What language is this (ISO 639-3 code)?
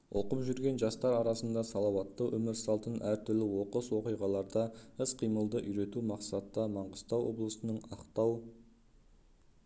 kaz